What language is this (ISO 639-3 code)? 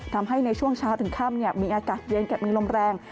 tha